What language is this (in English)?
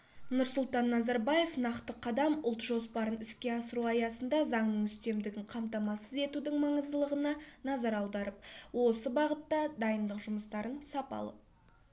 Kazakh